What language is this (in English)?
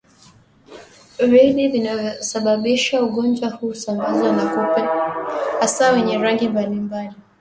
Swahili